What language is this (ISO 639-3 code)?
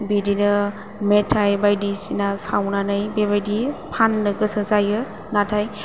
brx